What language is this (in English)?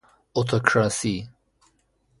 Persian